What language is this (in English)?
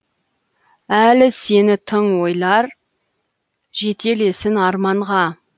Kazakh